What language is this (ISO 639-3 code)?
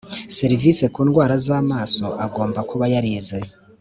kin